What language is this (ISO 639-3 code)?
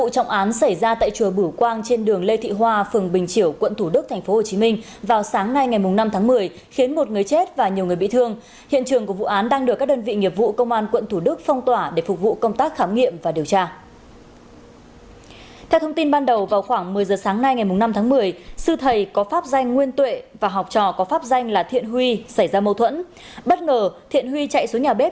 vie